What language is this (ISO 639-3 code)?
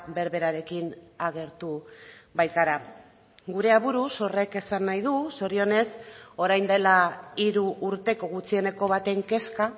eus